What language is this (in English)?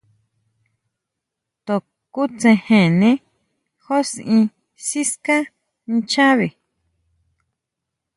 Huautla Mazatec